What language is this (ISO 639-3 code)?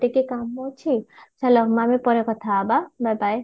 ori